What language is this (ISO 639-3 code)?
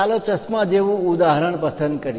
guj